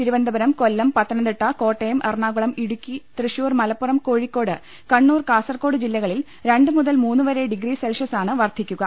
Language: Malayalam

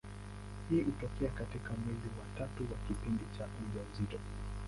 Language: Swahili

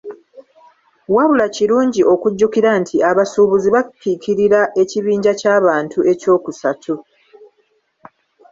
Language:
Ganda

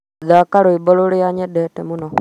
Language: Kikuyu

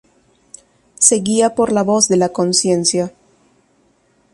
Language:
Spanish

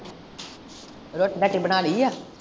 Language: Punjabi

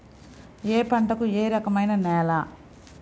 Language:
Telugu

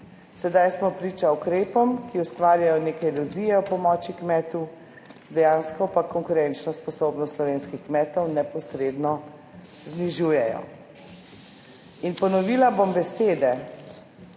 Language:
Slovenian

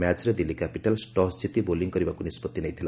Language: Odia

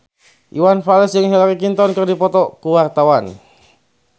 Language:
Sundanese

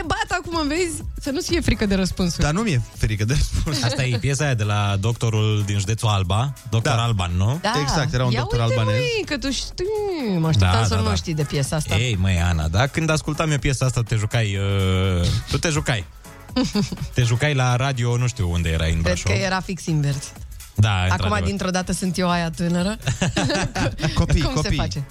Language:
Romanian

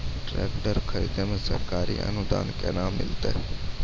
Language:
Maithili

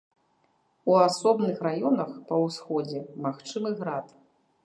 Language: Belarusian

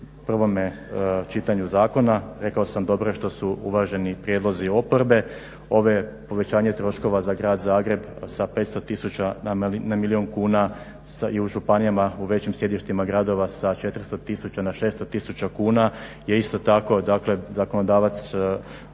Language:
Croatian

